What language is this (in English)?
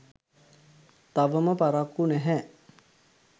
Sinhala